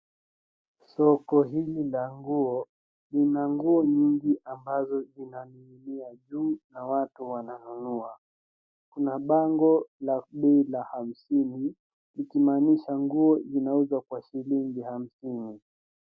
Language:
Swahili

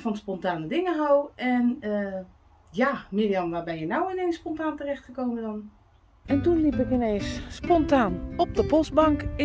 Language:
Dutch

